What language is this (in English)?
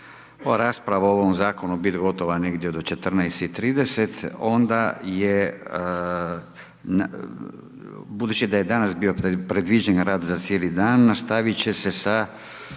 Croatian